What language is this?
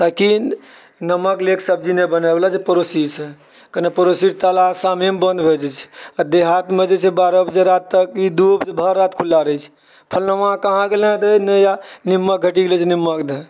Maithili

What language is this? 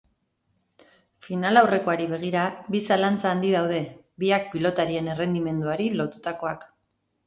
Basque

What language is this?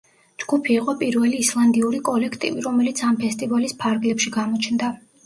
Georgian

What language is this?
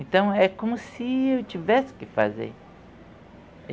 Portuguese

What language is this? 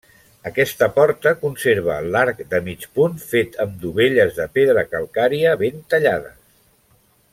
Catalan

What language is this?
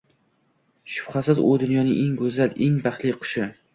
Uzbek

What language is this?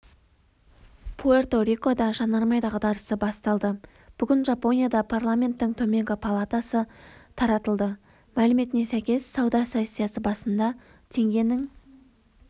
Kazakh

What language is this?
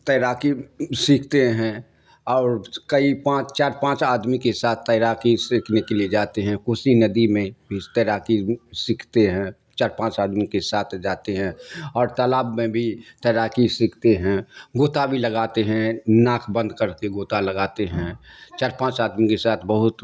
Urdu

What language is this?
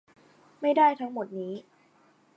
Thai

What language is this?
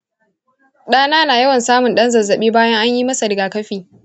Hausa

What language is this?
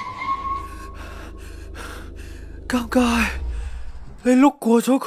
Chinese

